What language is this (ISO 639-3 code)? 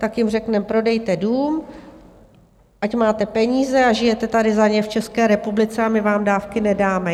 ces